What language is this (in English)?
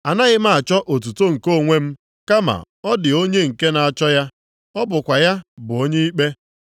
Igbo